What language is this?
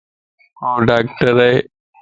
Lasi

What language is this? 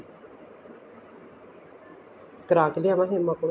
Punjabi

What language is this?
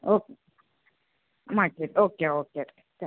Kannada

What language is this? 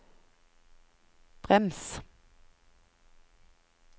Norwegian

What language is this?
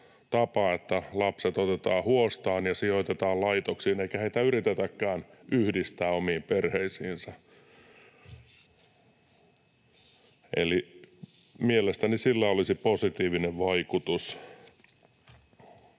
Finnish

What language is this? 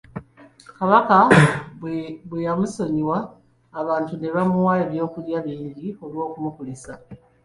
Ganda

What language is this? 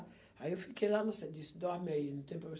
Portuguese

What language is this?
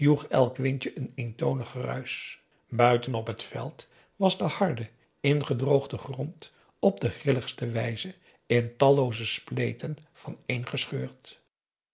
Dutch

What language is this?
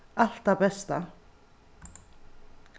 Faroese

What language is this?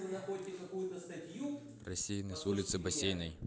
Russian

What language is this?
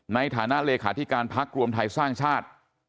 Thai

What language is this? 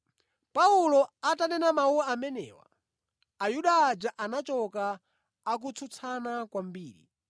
Nyanja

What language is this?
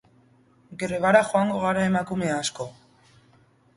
Basque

